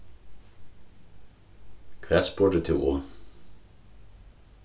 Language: Faroese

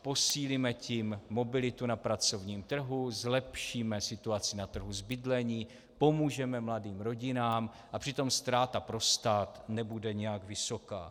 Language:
Czech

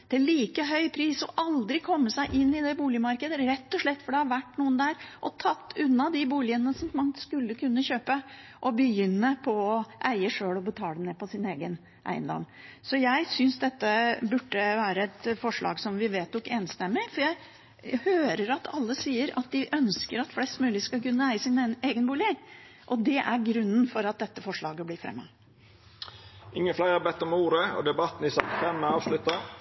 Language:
Norwegian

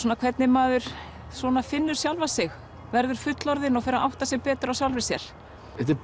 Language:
Icelandic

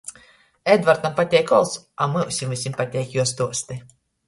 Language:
Latgalian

